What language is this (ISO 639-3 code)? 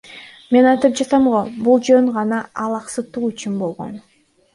kir